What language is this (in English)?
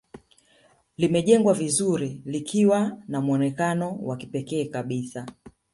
Swahili